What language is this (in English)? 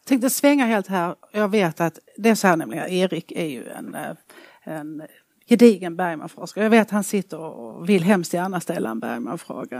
Swedish